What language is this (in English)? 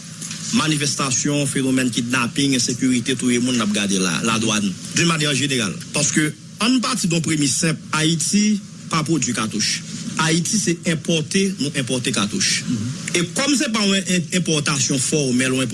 French